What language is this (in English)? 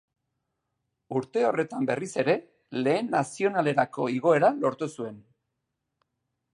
Basque